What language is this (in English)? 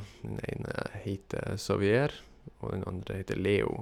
Norwegian